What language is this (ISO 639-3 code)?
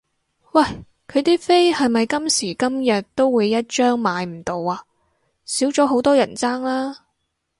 yue